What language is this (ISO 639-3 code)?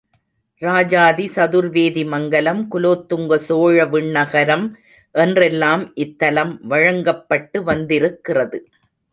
tam